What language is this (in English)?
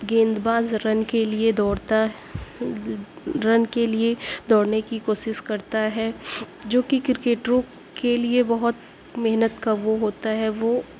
Urdu